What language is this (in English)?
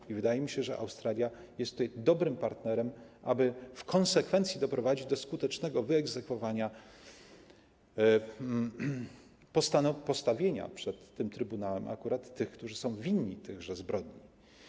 Polish